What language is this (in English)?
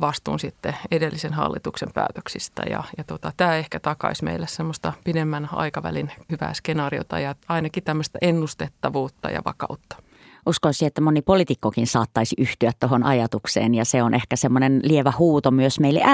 Finnish